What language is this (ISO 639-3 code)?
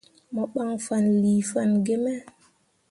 mua